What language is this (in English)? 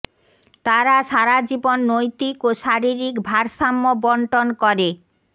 Bangla